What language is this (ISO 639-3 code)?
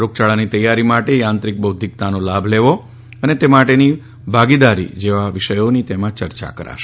guj